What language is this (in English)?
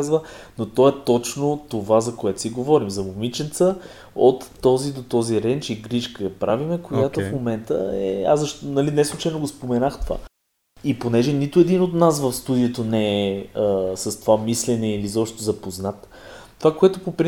Bulgarian